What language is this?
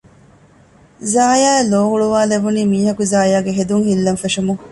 Divehi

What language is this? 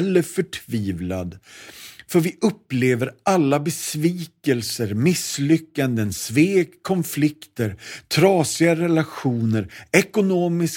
Swedish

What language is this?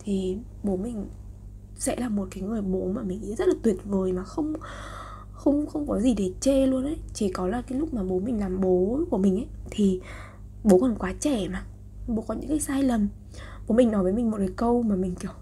Vietnamese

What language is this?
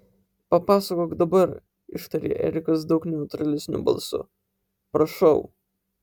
Lithuanian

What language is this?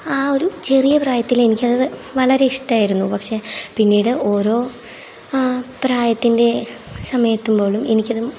Malayalam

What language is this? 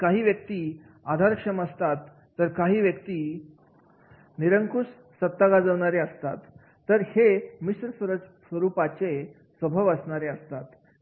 Marathi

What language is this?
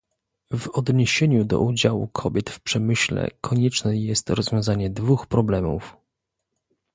Polish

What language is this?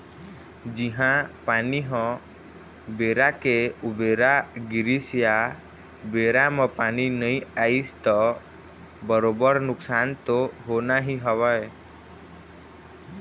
Chhattisgarhi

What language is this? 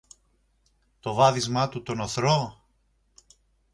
Greek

